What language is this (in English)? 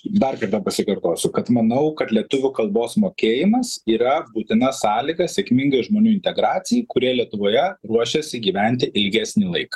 Lithuanian